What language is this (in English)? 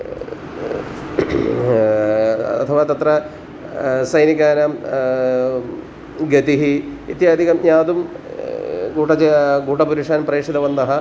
Sanskrit